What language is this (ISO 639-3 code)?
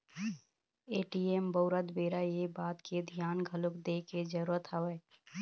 hne